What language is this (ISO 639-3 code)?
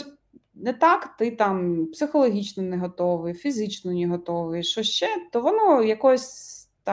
ukr